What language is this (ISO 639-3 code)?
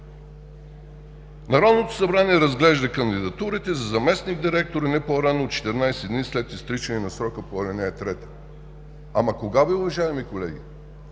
bul